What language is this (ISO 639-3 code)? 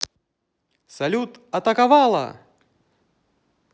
rus